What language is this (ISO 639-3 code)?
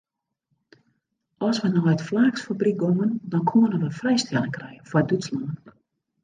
fry